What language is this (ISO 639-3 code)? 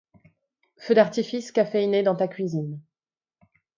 fra